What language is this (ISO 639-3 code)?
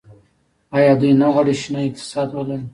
pus